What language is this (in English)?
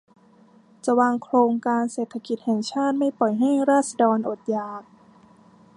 Thai